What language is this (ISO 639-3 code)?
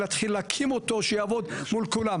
heb